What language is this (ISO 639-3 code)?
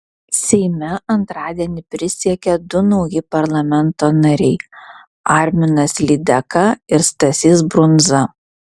lit